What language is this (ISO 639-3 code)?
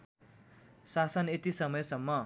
nep